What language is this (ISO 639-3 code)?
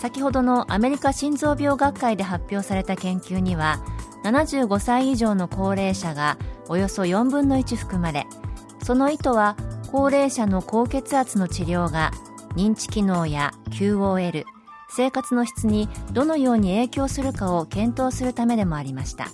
jpn